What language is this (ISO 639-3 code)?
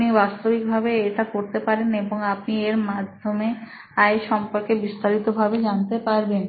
ben